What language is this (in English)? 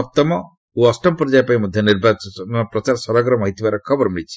Odia